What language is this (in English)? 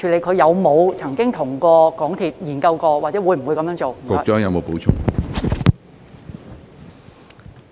Cantonese